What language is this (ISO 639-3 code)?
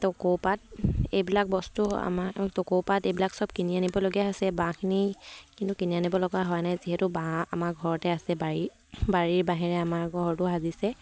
asm